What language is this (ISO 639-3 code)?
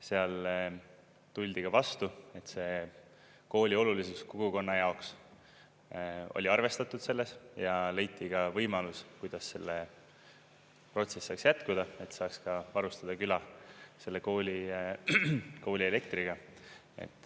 est